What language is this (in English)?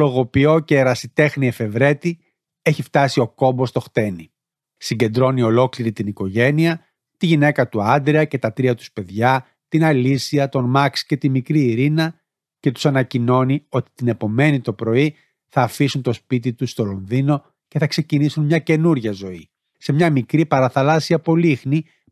Greek